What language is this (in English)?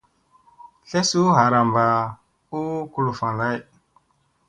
Musey